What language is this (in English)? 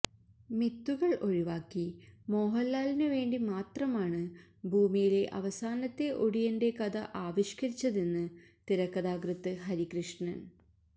Malayalam